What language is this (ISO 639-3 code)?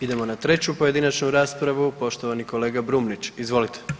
hrv